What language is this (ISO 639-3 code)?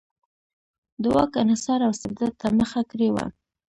pus